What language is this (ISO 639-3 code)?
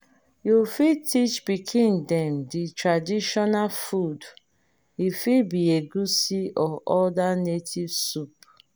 pcm